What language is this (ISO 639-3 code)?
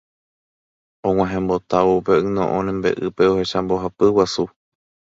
grn